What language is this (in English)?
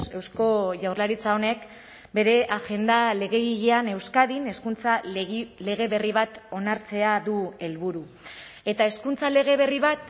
Basque